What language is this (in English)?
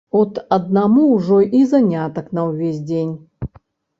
Belarusian